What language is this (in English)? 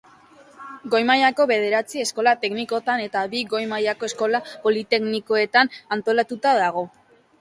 Basque